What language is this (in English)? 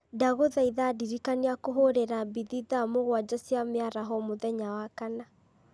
Kikuyu